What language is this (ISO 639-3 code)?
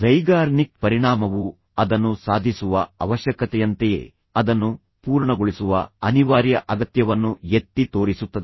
kan